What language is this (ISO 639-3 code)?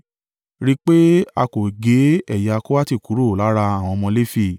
yor